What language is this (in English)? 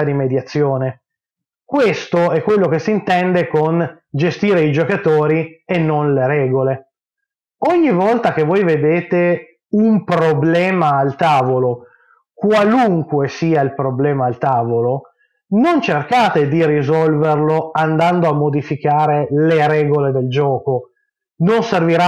Italian